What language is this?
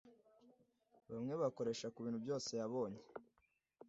Kinyarwanda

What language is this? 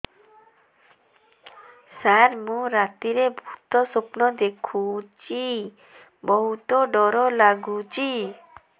Odia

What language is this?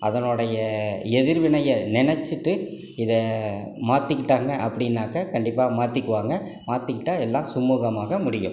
Tamil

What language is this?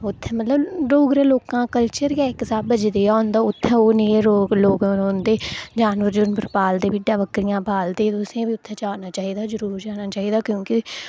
Dogri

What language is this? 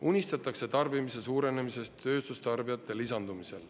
Estonian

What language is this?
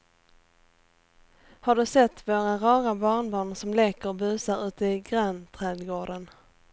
Swedish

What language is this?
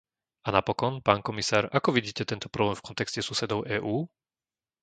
Slovak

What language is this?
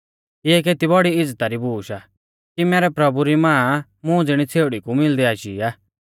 Mahasu Pahari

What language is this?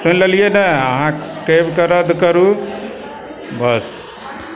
Maithili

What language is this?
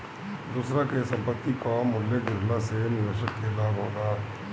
Bhojpuri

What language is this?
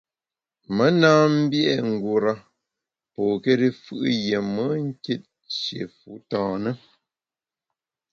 Bamun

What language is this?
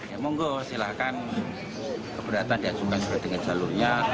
Indonesian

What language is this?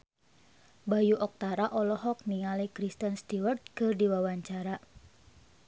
Sundanese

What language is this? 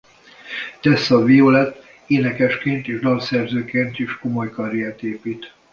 Hungarian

